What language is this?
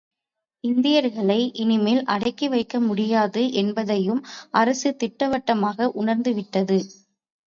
Tamil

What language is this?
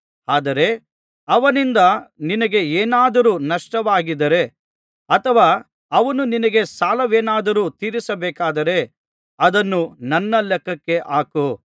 Kannada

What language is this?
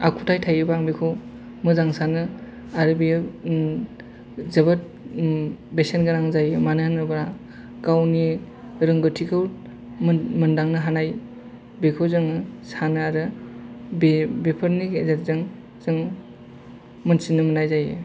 Bodo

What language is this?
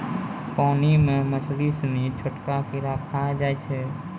Maithili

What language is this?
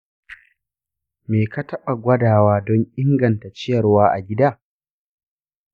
Hausa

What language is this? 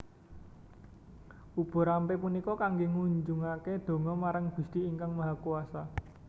Javanese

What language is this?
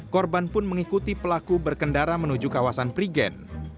Indonesian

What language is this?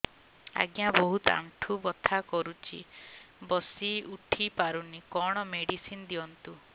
Odia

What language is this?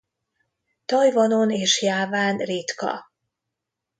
Hungarian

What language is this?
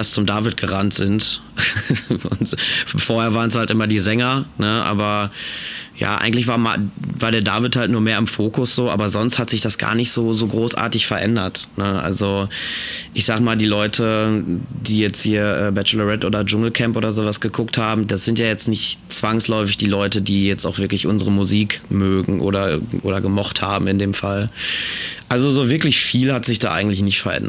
German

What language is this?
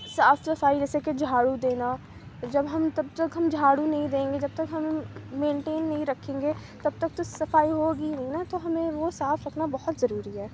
Urdu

